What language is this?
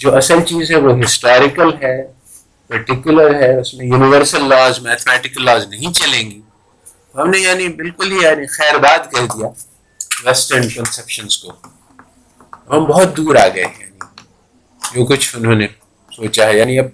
Urdu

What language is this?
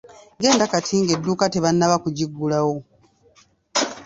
Ganda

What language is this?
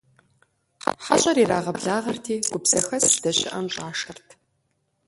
Kabardian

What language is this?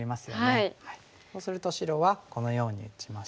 Japanese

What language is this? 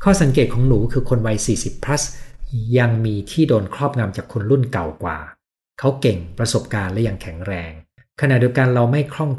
Thai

